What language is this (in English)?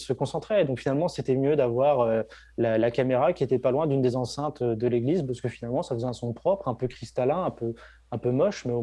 French